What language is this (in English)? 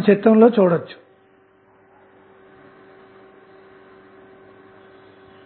Telugu